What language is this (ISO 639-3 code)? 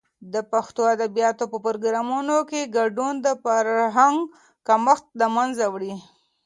pus